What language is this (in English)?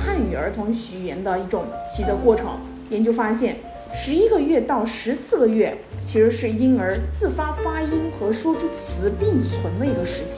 Chinese